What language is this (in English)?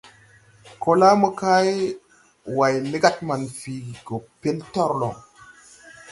Tupuri